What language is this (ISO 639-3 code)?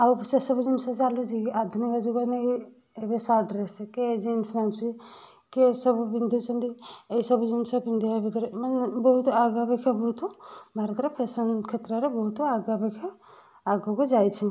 ori